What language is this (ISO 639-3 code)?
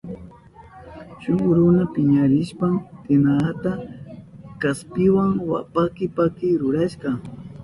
qup